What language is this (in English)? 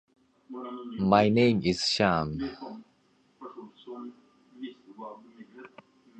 Tigrinya